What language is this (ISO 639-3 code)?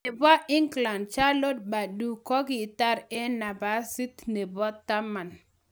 kln